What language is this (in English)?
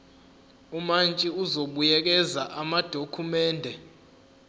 Zulu